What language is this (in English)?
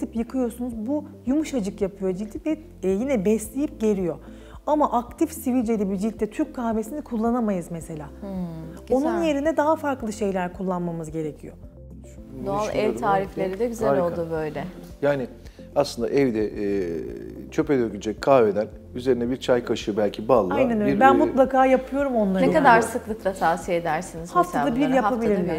Turkish